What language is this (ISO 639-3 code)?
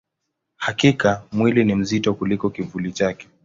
swa